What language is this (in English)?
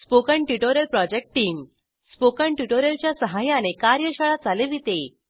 Marathi